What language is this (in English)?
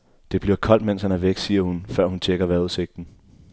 Danish